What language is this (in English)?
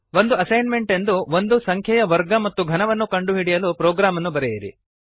Kannada